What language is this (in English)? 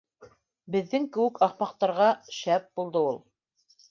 Bashkir